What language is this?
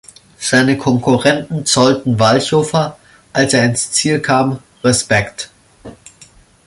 German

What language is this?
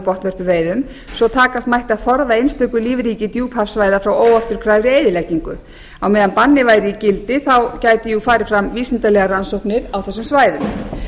Icelandic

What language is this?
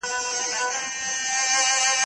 Pashto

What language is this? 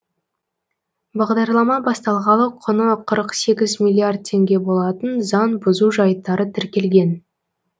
Kazakh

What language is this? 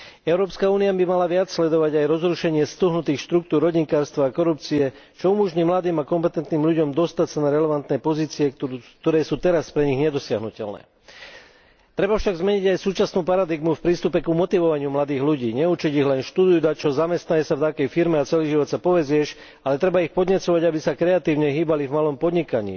Slovak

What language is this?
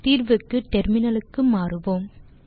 Tamil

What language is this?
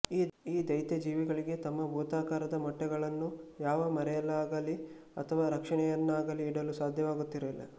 Kannada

